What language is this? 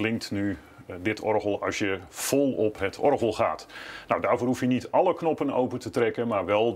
Dutch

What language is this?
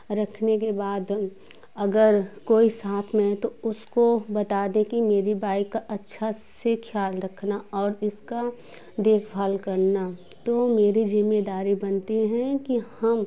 Hindi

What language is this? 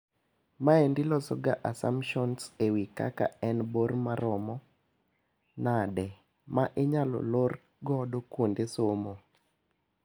Luo (Kenya and Tanzania)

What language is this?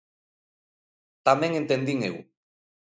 Galician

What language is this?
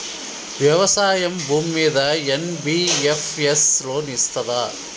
Telugu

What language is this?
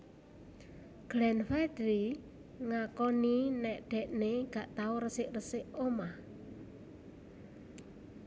Javanese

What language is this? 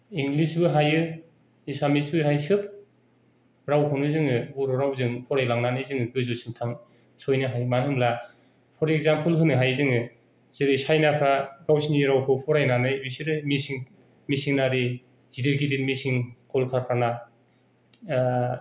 Bodo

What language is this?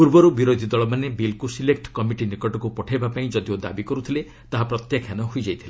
Odia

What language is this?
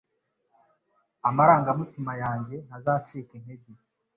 Kinyarwanda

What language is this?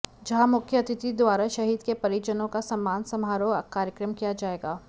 Hindi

